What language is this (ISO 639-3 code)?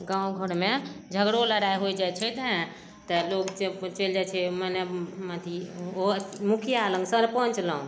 mai